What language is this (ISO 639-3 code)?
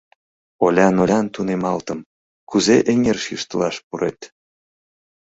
chm